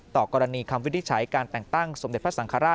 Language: Thai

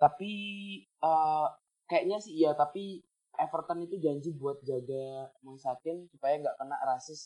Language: Indonesian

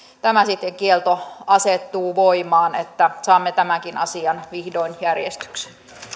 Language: Finnish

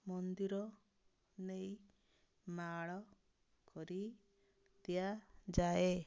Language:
Odia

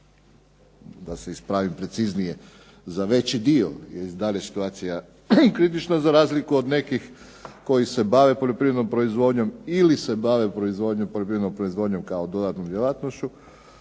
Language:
Croatian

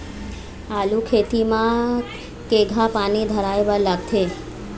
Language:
Chhattisgarhi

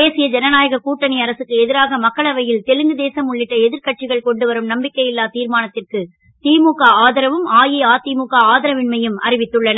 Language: Tamil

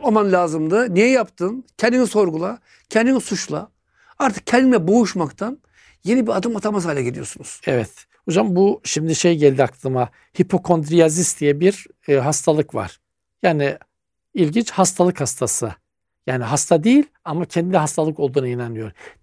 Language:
Turkish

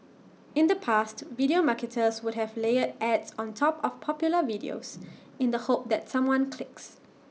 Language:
English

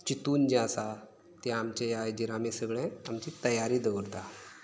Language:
Konkani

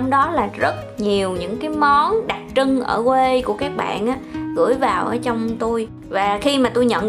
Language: Vietnamese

